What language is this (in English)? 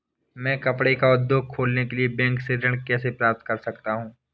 Hindi